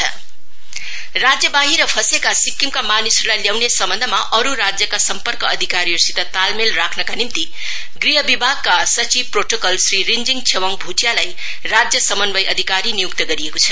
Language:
Nepali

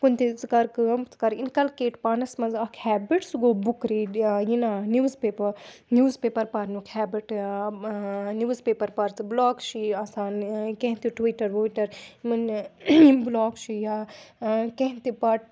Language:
Kashmiri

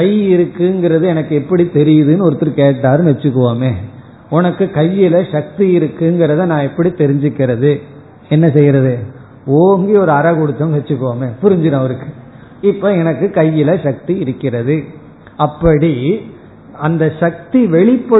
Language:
Tamil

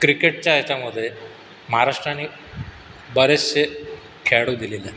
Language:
Marathi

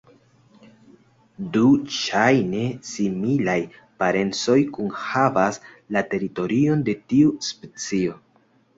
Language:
Esperanto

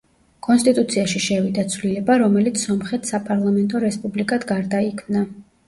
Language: Georgian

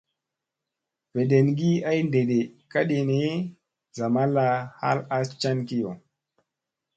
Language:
Musey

